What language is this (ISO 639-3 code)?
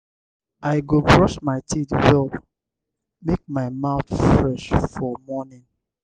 pcm